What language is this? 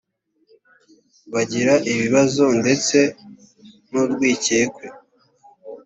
Kinyarwanda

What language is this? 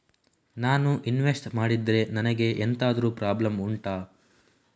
Kannada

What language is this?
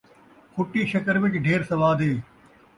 Saraiki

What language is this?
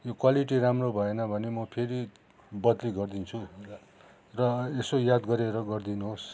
Nepali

